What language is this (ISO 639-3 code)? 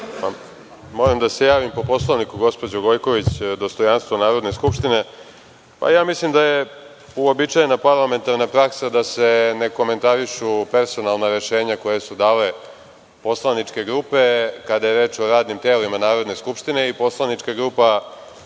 srp